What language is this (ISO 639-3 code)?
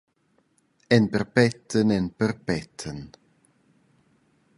roh